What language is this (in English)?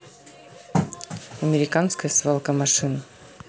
Russian